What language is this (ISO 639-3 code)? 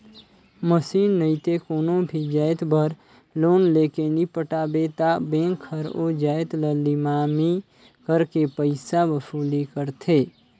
hne